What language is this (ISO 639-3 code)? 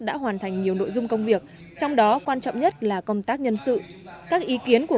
vie